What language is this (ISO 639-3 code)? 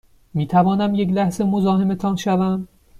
fas